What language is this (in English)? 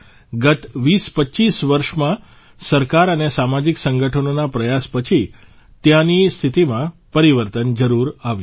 Gujarati